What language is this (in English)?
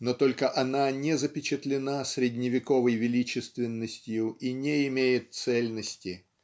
Russian